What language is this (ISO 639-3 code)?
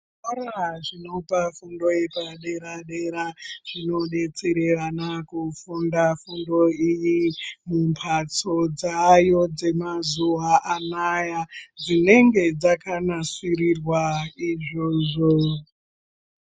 ndc